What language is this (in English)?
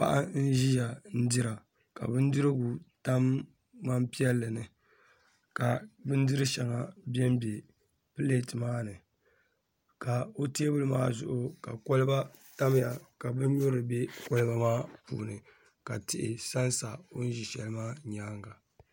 Dagbani